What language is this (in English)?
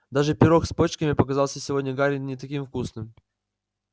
Russian